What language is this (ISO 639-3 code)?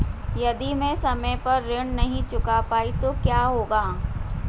hin